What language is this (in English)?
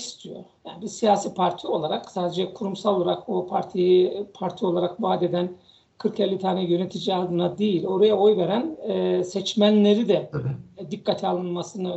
Turkish